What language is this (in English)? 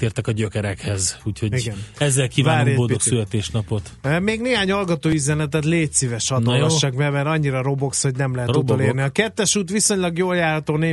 Hungarian